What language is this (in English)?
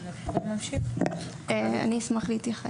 Hebrew